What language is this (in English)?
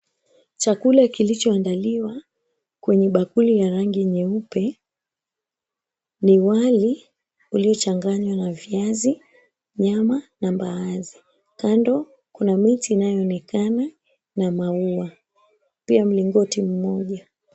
Swahili